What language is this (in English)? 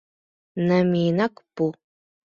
Mari